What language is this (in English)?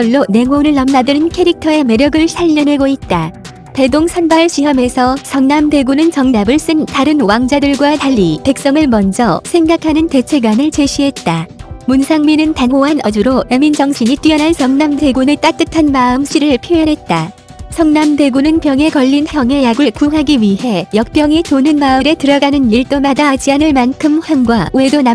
Korean